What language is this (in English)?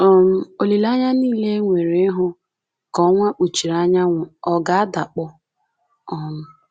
Igbo